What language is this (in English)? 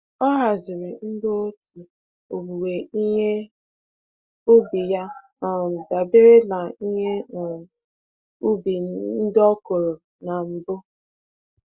Igbo